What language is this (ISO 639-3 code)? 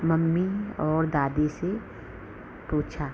hin